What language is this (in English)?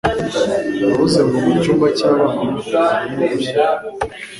Kinyarwanda